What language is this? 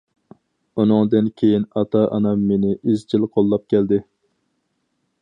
Uyghur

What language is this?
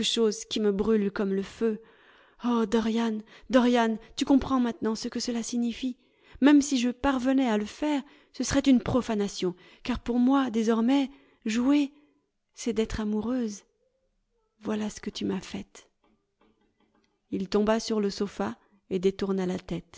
French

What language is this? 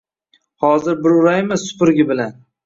Uzbek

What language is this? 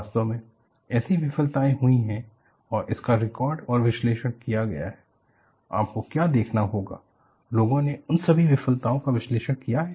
Hindi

